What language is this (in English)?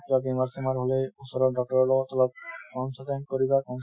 Assamese